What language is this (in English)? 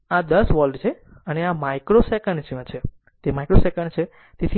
Gujarati